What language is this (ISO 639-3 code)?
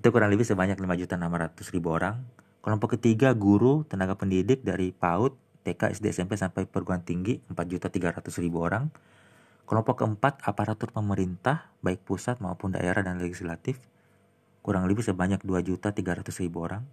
ind